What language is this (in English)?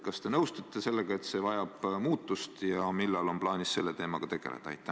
Estonian